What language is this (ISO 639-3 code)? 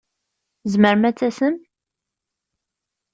kab